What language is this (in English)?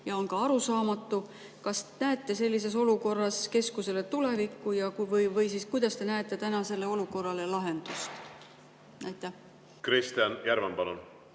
Estonian